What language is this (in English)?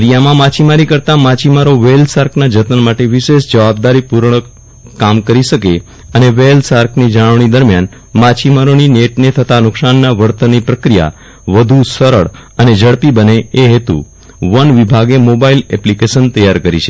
Gujarati